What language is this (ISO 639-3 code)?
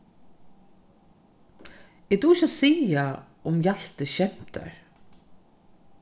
fao